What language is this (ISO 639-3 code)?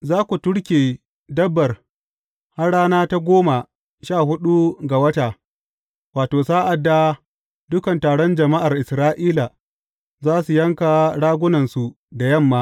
hau